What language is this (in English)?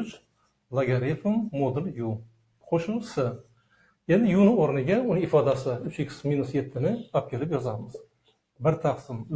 Turkish